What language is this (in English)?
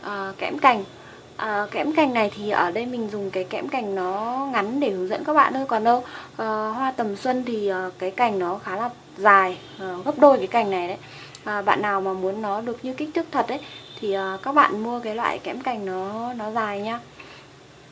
Vietnamese